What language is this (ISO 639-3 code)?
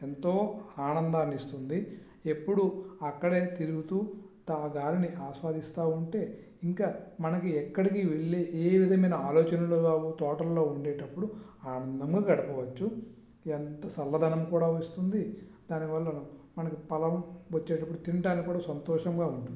tel